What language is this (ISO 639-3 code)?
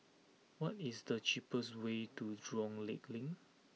eng